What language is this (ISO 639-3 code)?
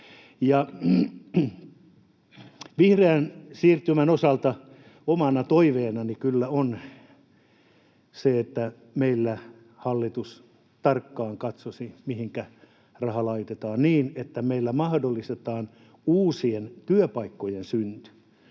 fin